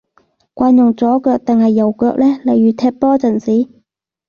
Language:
Cantonese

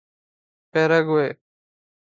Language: Urdu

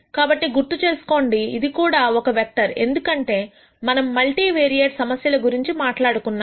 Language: Telugu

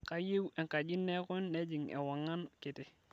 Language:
Masai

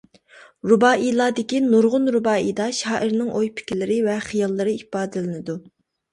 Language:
Uyghur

